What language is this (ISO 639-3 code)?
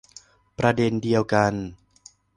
tha